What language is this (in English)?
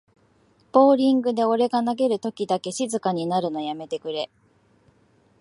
Japanese